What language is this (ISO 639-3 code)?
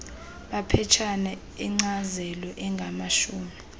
xho